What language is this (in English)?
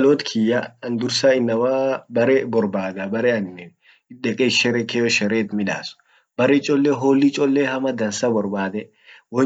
Orma